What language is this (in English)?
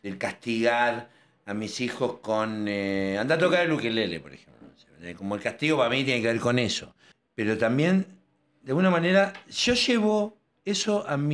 Spanish